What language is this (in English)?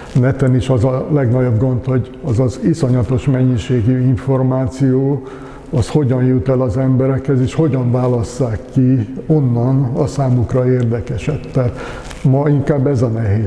Hungarian